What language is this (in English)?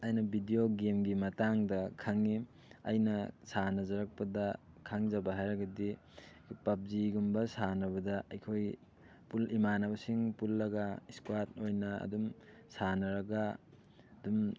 Manipuri